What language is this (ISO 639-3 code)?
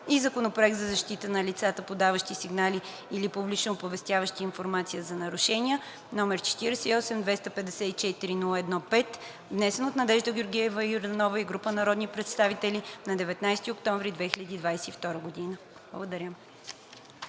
bul